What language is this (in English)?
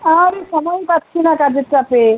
Bangla